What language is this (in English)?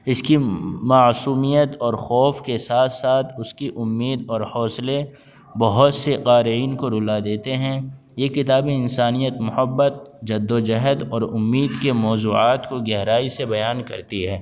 Urdu